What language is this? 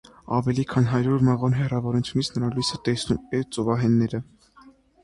Armenian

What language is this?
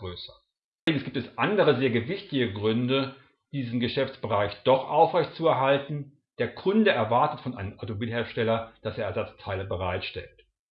German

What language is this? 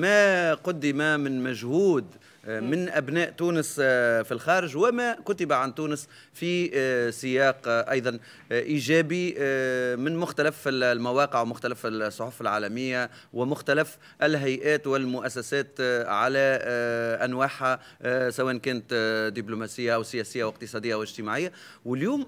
Arabic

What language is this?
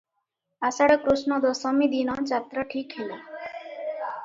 Odia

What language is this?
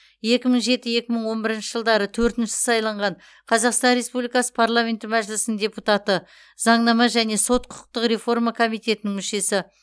Kazakh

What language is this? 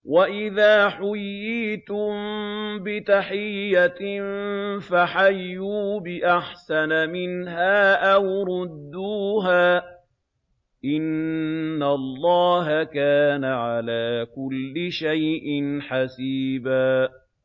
Arabic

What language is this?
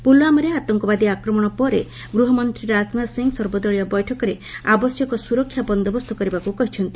Odia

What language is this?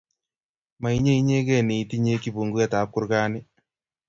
Kalenjin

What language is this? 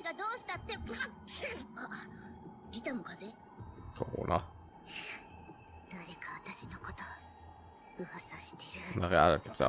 German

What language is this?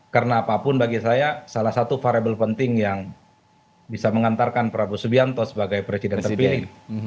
Indonesian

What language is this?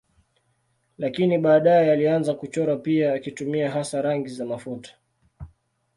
Swahili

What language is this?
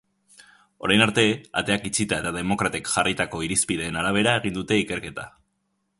Basque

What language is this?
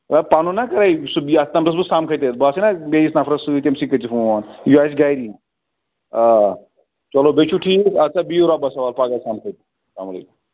Kashmiri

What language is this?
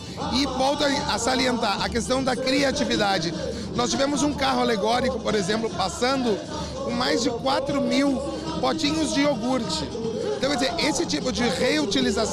Portuguese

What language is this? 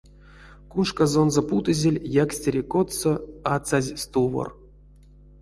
Erzya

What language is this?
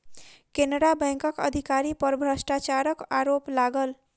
Maithili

